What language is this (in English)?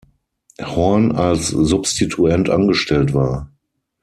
German